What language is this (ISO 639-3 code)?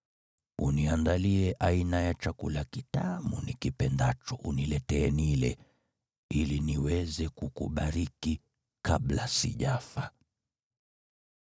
swa